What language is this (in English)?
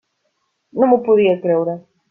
Catalan